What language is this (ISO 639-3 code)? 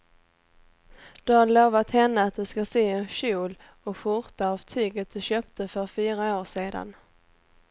swe